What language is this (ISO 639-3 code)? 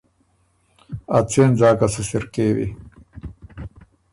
oru